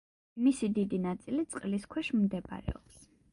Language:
Georgian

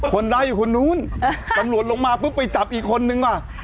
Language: Thai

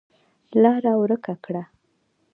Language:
Pashto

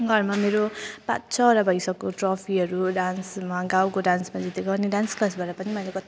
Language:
Nepali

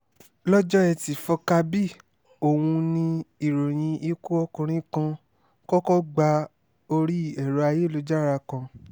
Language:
Yoruba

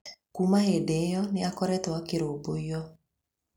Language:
Kikuyu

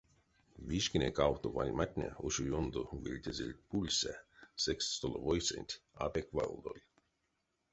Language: Erzya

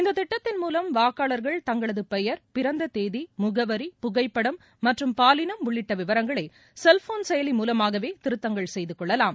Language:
Tamil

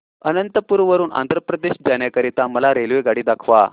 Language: Marathi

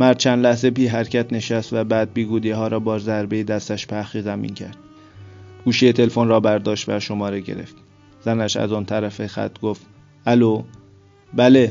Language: Persian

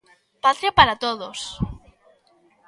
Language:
Galician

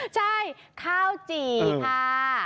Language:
Thai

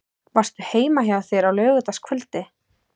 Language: Icelandic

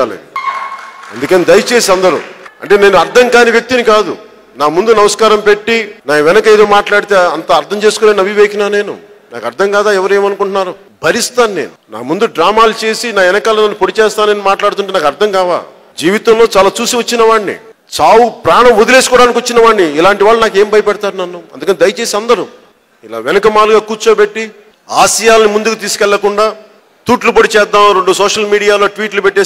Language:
Telugu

